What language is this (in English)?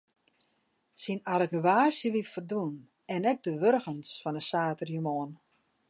Western Frisian